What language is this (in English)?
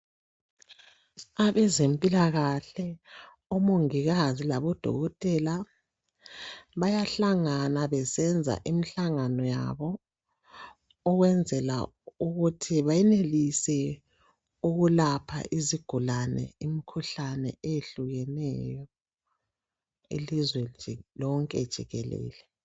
North Ndebele